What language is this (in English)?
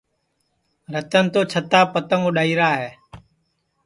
Sansi